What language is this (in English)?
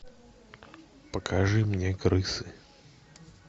Russian